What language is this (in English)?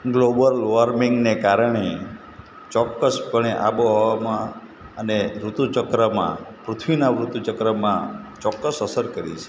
Gujarati